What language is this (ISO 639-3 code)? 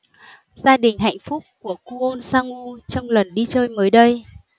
vie